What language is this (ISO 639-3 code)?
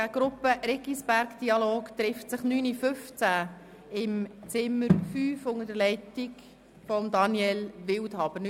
gsw